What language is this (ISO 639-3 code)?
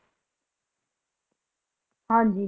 pan